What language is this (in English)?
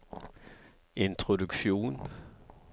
Norwegian